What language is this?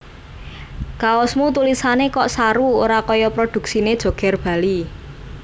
Javanese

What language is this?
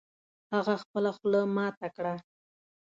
Pashto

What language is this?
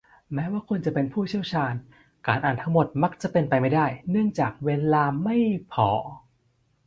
Thai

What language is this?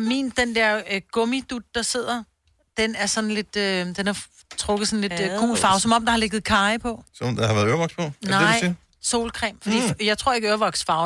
Danish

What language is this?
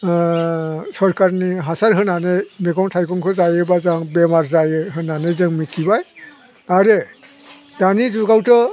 Bodo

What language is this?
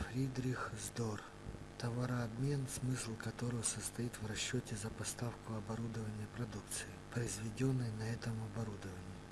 Russian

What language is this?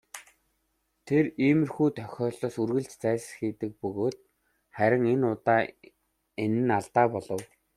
Mongolian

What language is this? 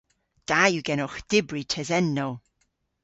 Cornish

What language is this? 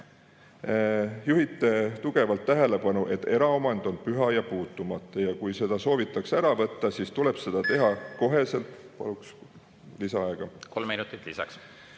Estonian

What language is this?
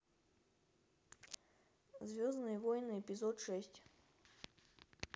Russian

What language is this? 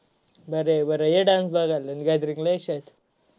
Marathi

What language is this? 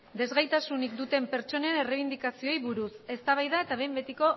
Basque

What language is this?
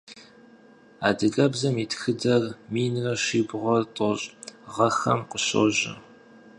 Kabardian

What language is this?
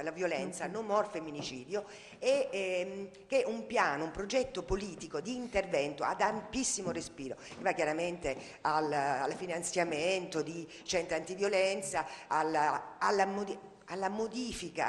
Italian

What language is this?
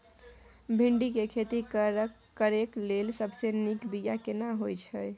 Maithili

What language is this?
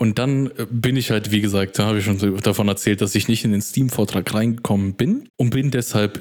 German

